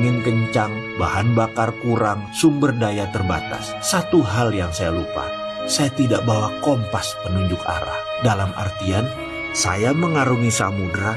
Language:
Indonesian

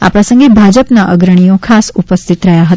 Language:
Gujarati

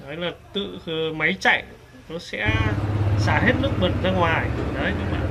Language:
Vietnamese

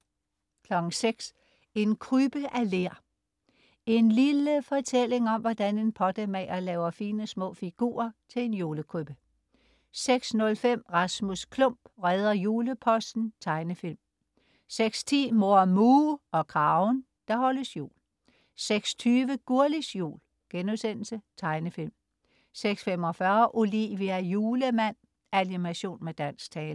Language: Danish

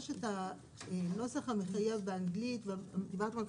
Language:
Hebrew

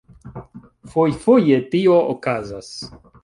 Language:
Esperanto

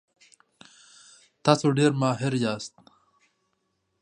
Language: Pashto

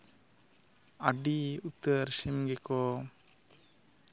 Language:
Santali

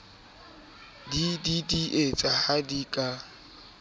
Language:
Southern Sotho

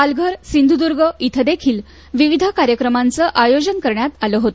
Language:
Marathi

